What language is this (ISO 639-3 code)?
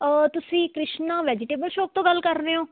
pan